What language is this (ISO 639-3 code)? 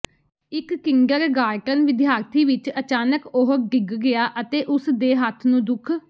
pan